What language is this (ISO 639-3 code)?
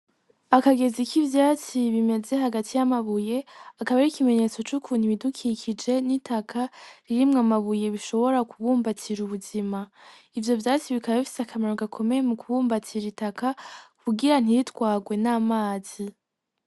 run